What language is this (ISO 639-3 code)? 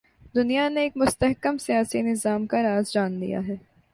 urd